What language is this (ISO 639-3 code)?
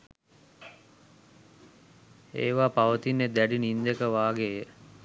sin